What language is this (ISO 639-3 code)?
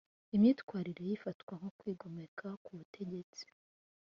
kin